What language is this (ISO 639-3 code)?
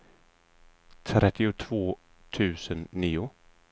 swe